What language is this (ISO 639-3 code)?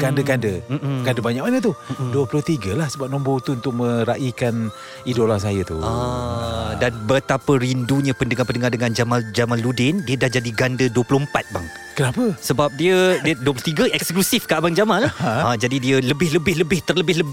msa